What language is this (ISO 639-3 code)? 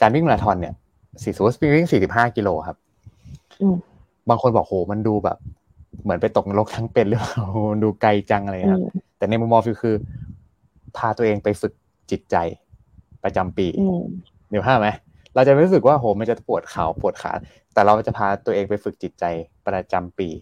tha